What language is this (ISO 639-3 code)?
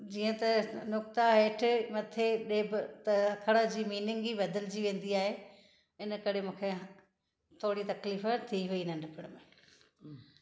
snd